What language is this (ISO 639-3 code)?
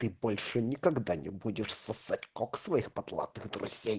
rus